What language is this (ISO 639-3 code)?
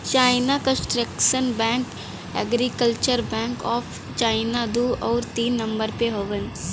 bho